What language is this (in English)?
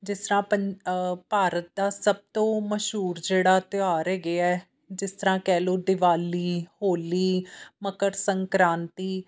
Punjabi